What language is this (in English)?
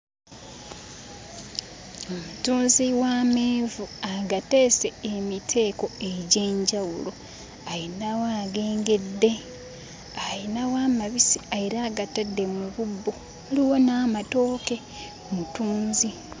Ganda